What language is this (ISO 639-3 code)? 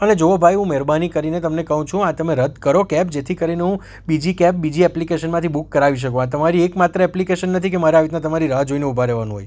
guj